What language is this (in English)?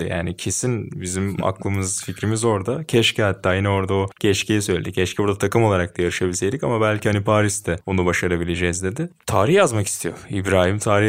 Turkish